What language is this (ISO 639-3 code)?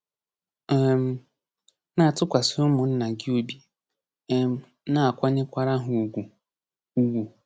ibo